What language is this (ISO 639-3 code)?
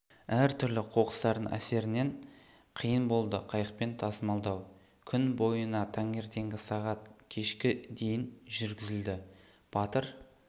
kaz